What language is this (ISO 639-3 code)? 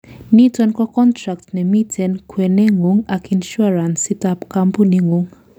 kln